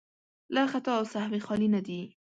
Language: Pashto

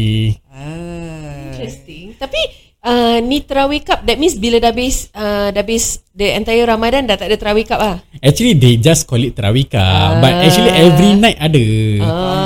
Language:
Malay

